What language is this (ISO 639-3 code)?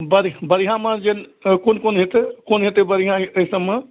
mai